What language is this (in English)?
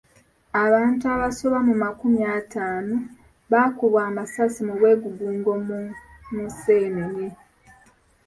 Ganda